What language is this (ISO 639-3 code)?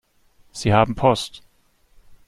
deu